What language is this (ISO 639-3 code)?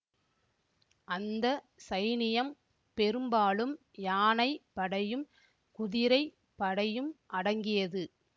tam